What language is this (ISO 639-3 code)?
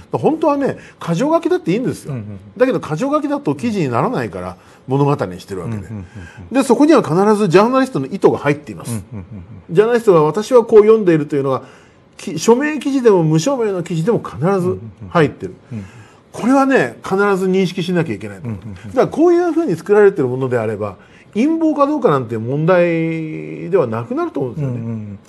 jpn